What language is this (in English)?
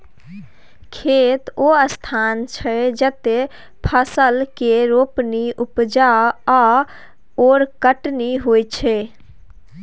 Maithili